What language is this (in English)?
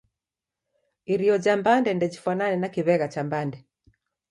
Taita